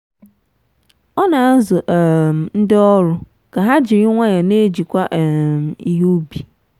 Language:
Igbo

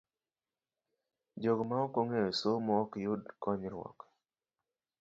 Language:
Luo (Kenya and Tanzania)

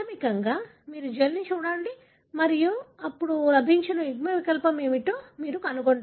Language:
Telugu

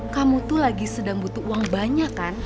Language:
Indonesian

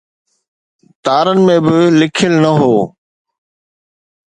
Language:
Sindhi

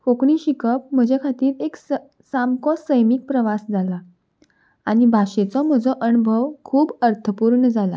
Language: Konkani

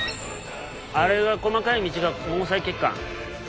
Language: Japanese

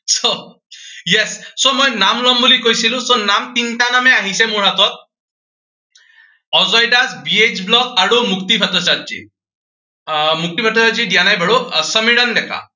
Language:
Assamese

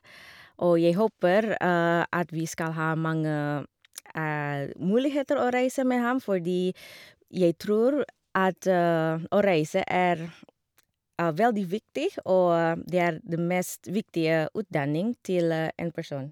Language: Norwegian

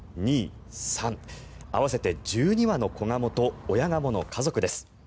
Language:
Japanese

